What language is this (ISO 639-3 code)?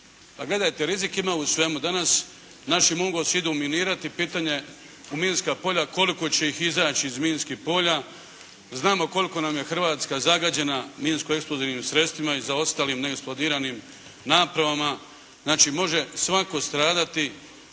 hrv